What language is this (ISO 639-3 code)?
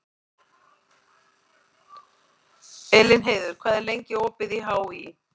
isl